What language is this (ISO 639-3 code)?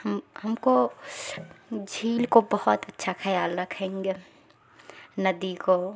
urd